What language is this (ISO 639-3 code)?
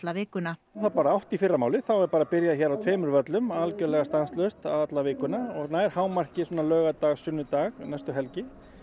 isl